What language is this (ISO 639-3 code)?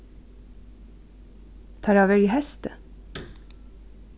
fao